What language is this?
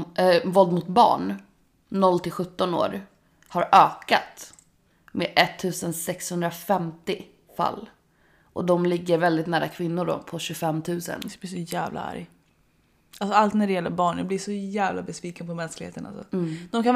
Swedish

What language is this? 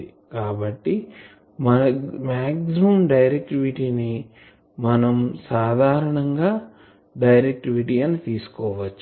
Telugu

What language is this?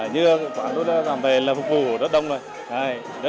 Vietnamese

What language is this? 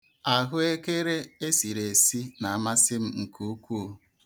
Igbo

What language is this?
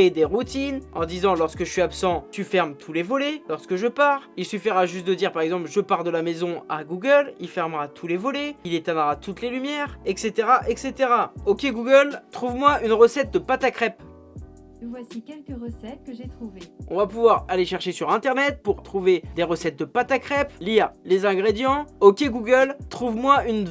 French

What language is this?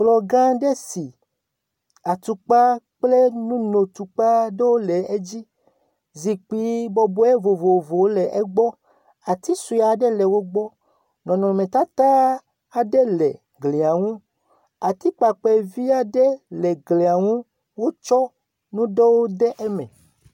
Ewe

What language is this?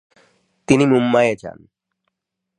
Bangla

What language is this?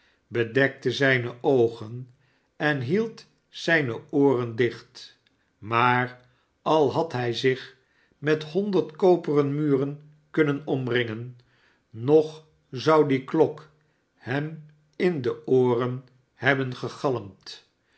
Dutch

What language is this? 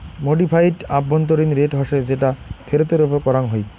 Bangla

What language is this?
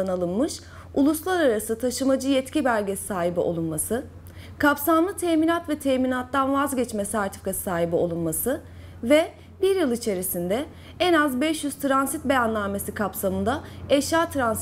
Turkish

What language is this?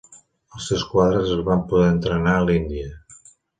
Catalan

